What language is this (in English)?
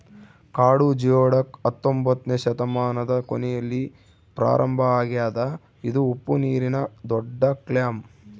Kannada